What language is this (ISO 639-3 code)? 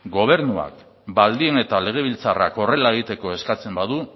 eus